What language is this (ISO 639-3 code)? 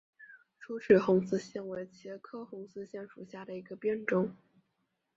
zho